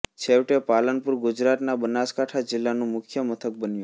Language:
Gujarati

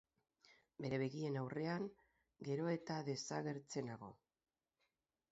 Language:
Basque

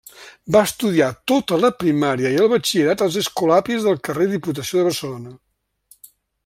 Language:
Catalan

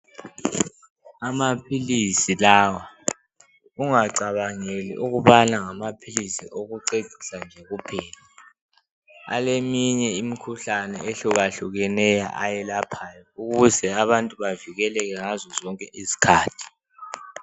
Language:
North Ndebele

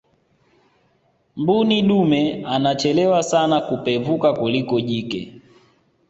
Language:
Swahili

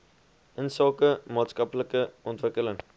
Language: Afrikaans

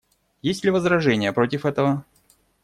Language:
Russian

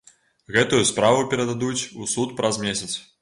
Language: Belarusian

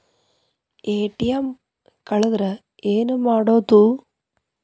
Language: Kannada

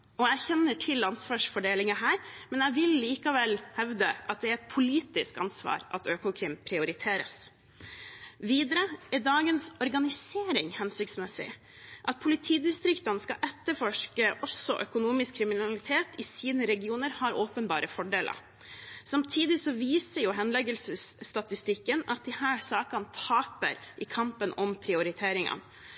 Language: Norwegian Bokmål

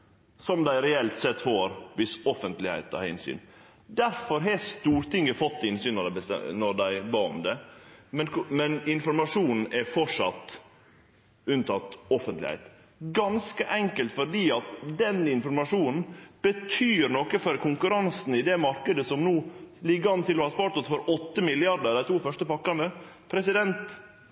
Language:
Norwegian Nynorsk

